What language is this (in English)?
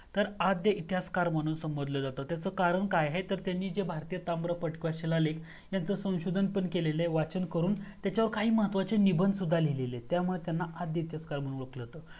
Marathi